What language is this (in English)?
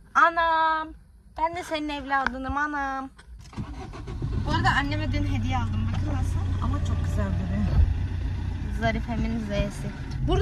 Turkish